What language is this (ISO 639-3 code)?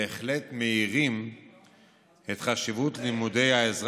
heb